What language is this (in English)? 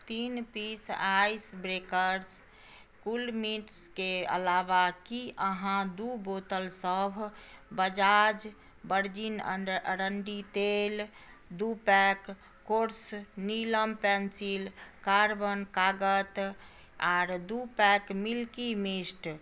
Maithili